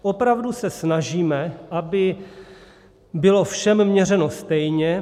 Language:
Czech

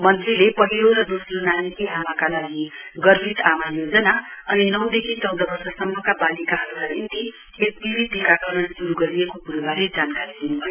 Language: Nepali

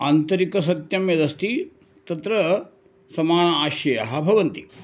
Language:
Sanskrit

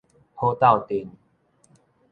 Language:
Min Nan Chinese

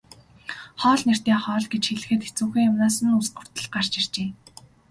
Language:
Mongolian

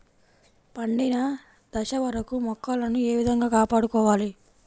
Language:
Telugu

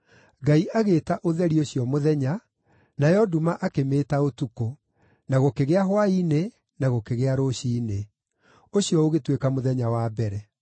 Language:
Kikuyu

